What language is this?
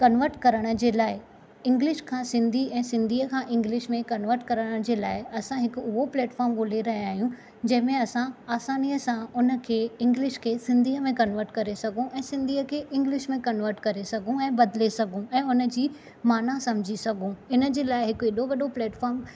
Sindhi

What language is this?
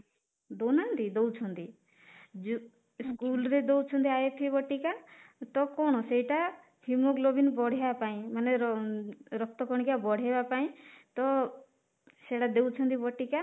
Odia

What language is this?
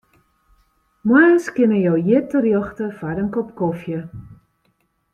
Western Frisian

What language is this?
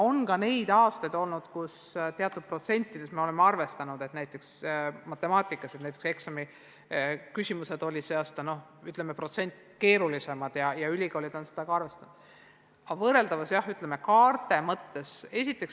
Estonian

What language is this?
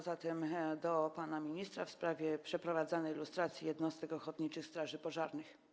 Polish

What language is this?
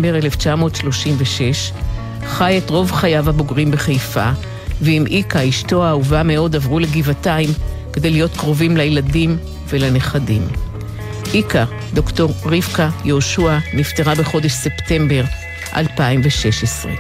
Hebrew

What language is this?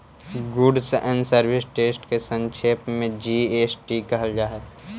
Magahi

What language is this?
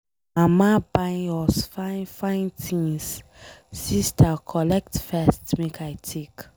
Nigerian Pidgin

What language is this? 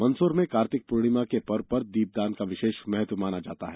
Hindi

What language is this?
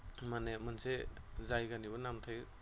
Bodo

